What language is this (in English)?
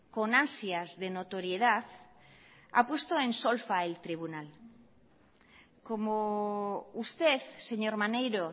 Spanish